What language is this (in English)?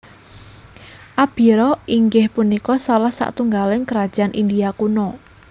Javanese